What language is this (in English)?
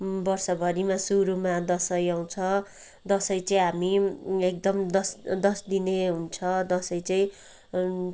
Nepali